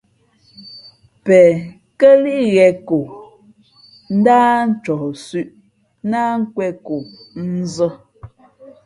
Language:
Fe'fe'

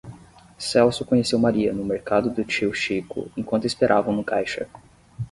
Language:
Portuguese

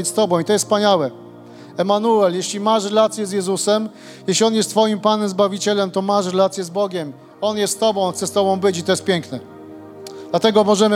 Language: Polish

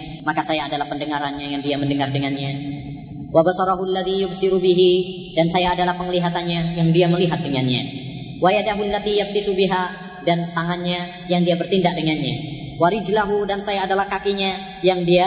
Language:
Malay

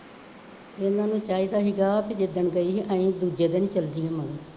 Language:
Punjabi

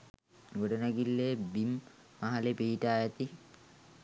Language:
Sinhala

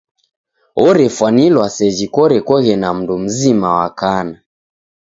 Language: Taita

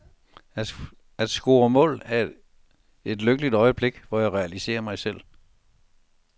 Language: Danish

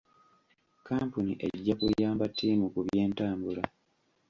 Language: Ganda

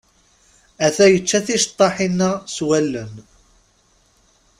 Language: Kabyle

